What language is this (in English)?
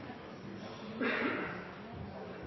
Norwegian Bokmål